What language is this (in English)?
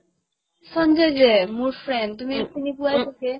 Assamese